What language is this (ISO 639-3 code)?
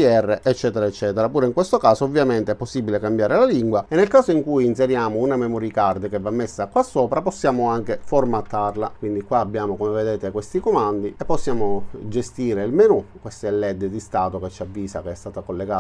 ita